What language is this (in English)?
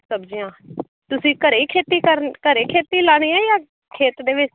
Punjabi